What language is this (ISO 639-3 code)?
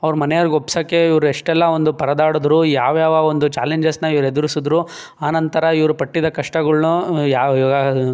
kan